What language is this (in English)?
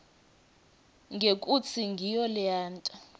Swati